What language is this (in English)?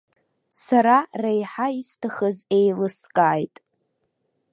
Abkhazian